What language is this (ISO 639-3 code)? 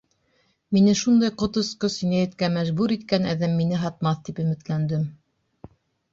bak